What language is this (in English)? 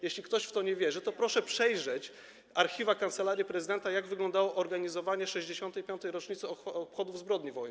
Polish